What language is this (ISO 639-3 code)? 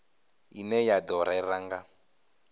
ven